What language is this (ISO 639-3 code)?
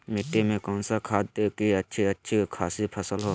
mag